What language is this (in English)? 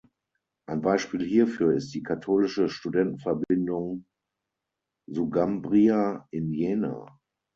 German